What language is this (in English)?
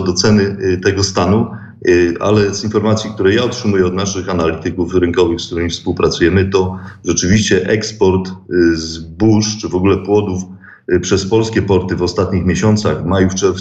Polish